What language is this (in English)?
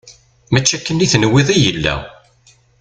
Kabyle